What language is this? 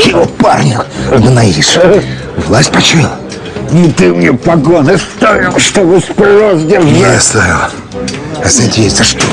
Russian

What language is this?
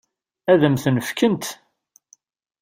Kabyle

